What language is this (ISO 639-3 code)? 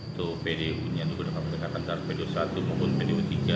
ind